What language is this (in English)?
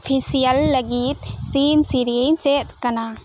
Santali